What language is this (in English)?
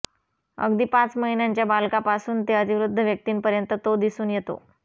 Marathi